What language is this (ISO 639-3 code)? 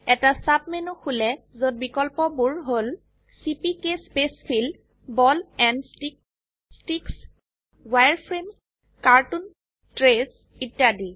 asm